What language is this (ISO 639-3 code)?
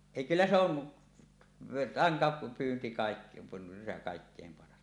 fin